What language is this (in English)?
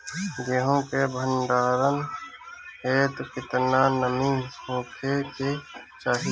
Bhojpuri